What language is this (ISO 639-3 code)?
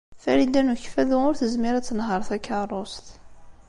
kab